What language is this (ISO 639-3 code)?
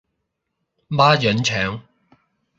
yue